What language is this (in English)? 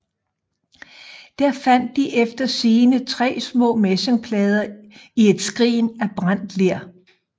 Danish